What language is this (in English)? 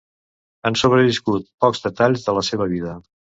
Catalan